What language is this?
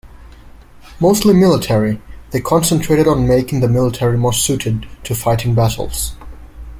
English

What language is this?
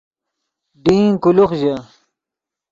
Yidgha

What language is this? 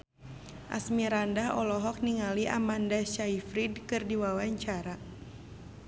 Sundanese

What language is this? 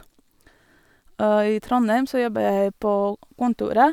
Norwegian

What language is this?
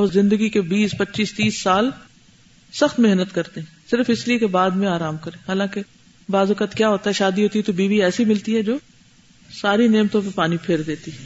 Urdu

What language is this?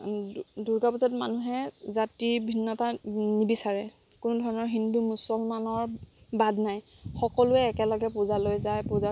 Assamese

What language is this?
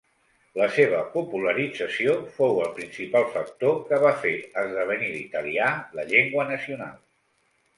Catalan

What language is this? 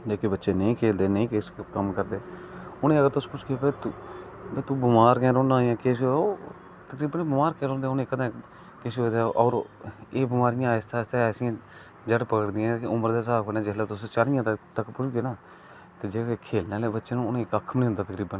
Dogri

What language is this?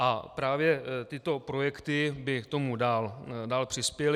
Czech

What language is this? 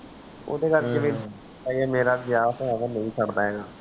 Punjabi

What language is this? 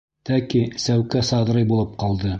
Bashkir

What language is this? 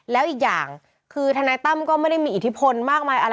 Thai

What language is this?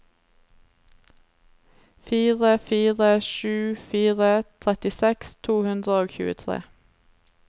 Norwegian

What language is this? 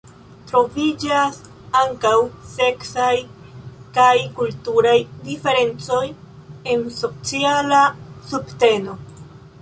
Esperanto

